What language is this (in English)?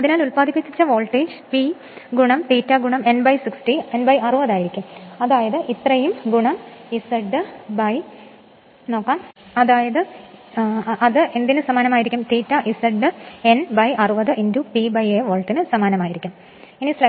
Malayalam